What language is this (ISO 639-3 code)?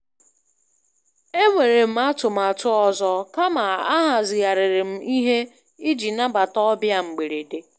ibo